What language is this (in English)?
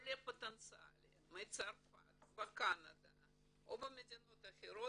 Hebrew